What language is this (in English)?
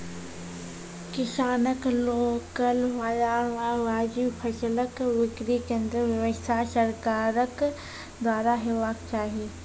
Maithili